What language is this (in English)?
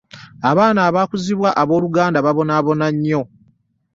Ganda